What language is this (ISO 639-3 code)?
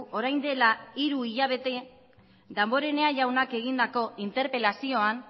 eus